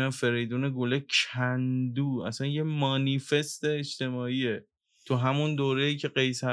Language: Persian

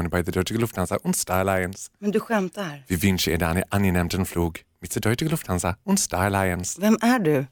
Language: Swedish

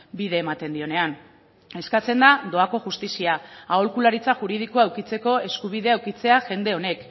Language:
Basque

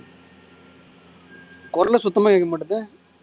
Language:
Tamil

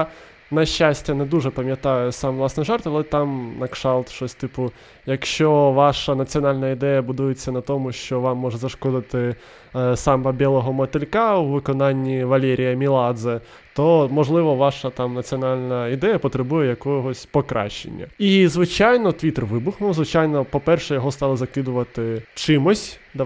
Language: Ukrainian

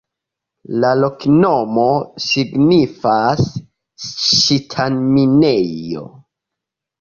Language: Esperanto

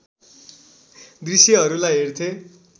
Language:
Nepali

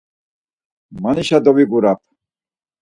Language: Laz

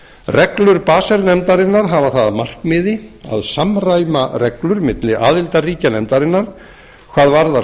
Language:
Icelandic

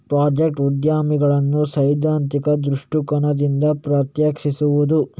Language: Kannada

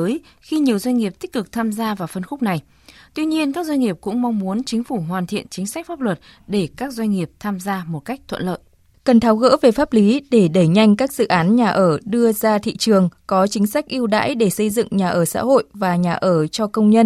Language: Vietnamese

